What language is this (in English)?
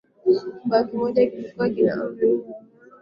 Swahili